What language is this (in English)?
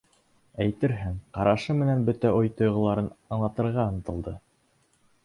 Bashkir